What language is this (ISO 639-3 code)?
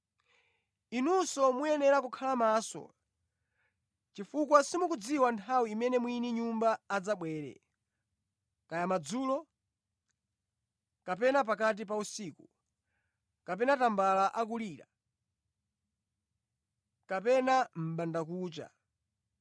nya